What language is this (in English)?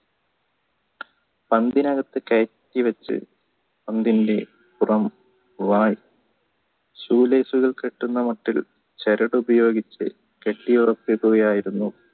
Malayalam